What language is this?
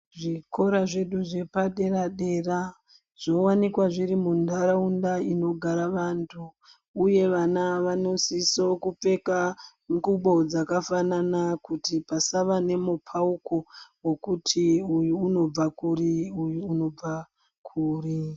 Ndau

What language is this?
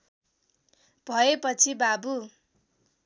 Nepali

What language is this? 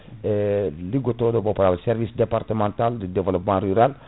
Fula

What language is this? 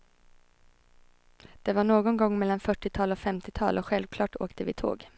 Swedish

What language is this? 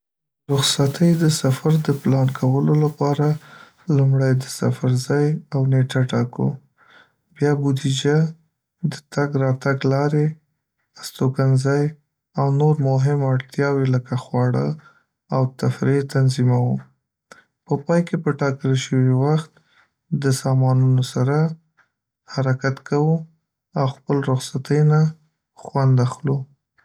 Pashto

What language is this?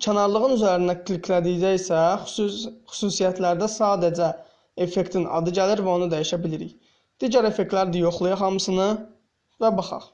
Turkish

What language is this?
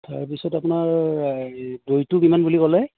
Assamese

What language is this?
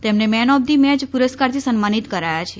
Gujarati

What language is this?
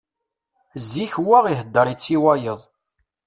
Kabyle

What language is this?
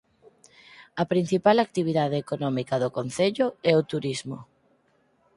Galician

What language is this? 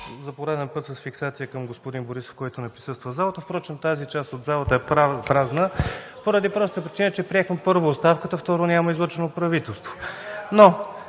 Bulgarian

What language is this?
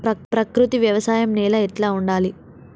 Telugu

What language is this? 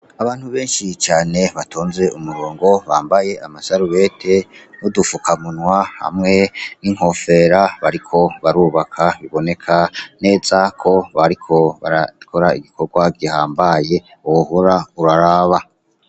Rundi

